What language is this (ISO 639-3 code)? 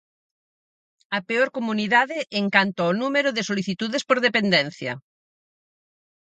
glg